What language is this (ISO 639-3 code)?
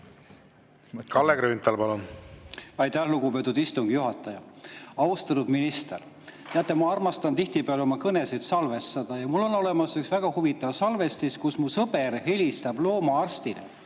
est